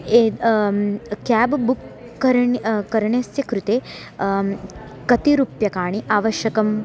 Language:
Sanskrit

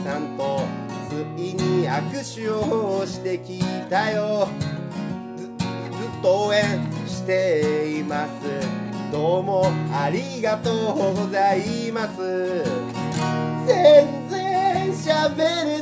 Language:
Japanese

